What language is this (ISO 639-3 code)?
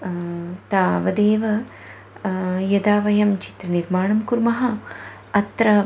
san